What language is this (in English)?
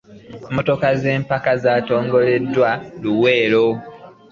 Ganda